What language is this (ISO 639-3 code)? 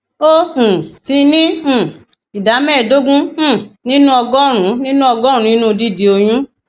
yor